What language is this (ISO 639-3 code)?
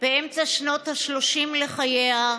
heb